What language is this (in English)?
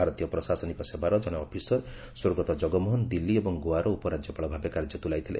Odia